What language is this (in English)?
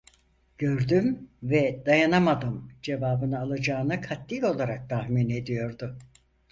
Turkish